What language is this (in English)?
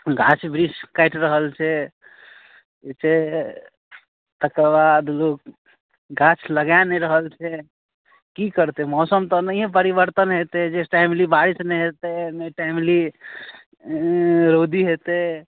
Maithili